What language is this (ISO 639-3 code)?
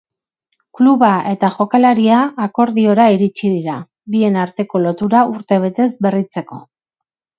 eus